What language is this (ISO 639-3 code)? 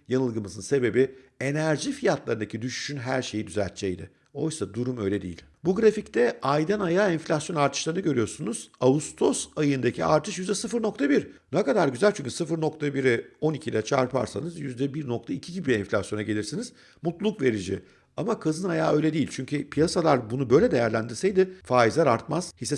tur